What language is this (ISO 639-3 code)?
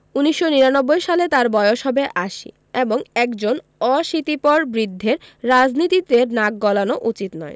ben